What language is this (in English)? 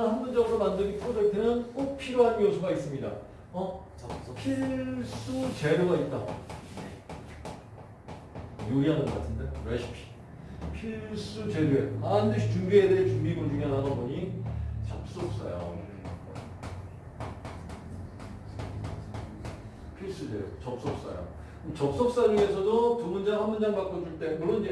Korean